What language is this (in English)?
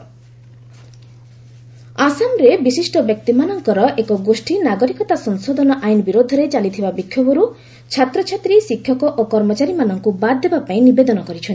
Odia